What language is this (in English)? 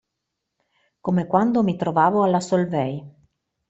Italian